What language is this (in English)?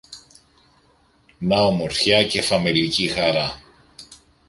Greek